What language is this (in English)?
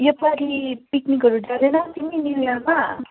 Nepali